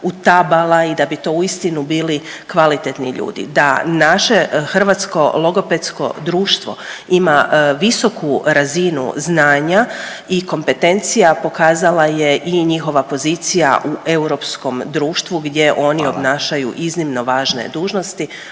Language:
Croatian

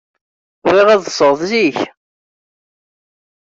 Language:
Kabyle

